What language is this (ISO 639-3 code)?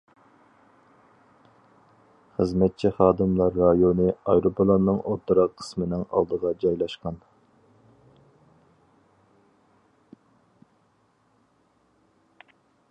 uig